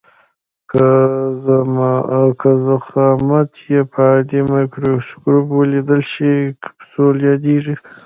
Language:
Pashto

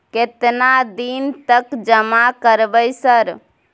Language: Maithili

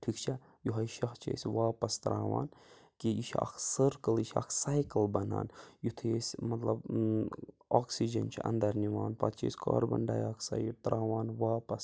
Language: Kashmiri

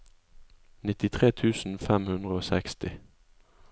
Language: Norwegian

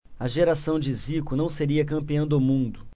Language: Portuguese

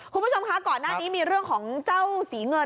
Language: Thai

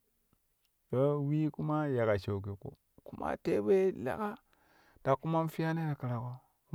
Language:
Kushi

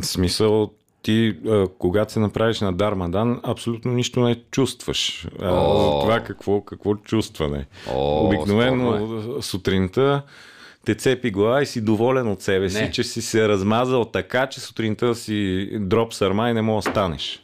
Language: Bulgarian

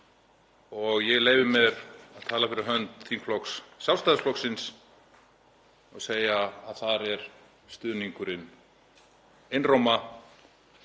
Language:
Icelandic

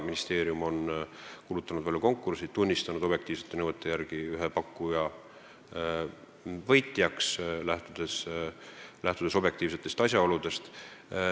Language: Estonian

